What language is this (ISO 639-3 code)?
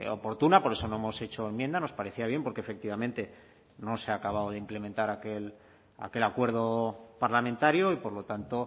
spa